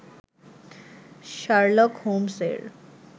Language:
Bangla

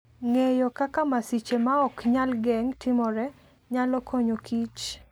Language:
Luo (Kenya and Tanzania)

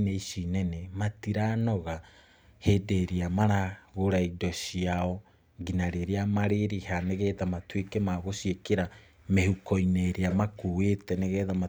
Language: Kikuyu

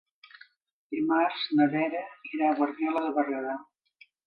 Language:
Catalan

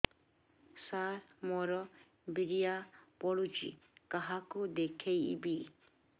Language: Odia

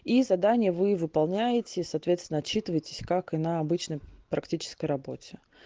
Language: Russian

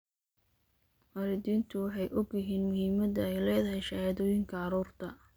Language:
Somali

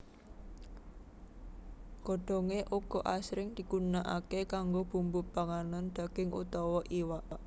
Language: Javanese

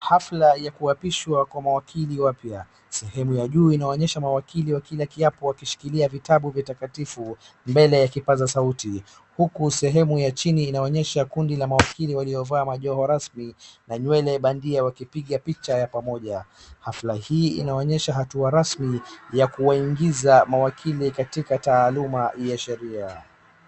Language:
Swahili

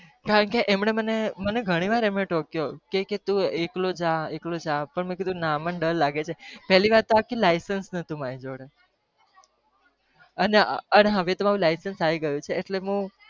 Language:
Gujarati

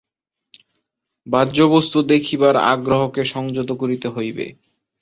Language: Bangla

